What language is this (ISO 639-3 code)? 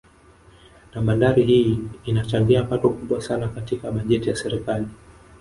swa